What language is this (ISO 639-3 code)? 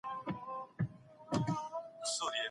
pus